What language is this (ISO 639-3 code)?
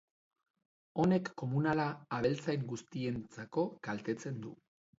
eus